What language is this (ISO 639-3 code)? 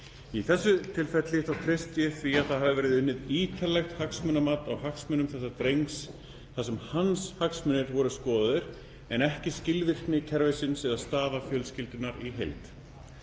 isl